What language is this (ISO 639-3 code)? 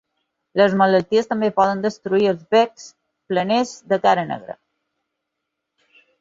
cat